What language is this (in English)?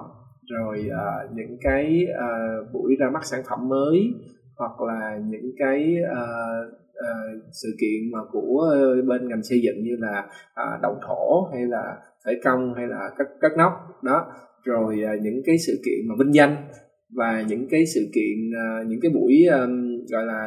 Vietnamese